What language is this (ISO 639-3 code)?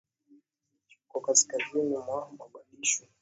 swa